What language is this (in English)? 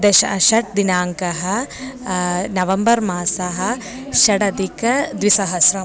Sanskrit